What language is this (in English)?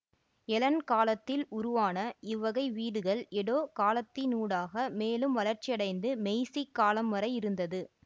Tamil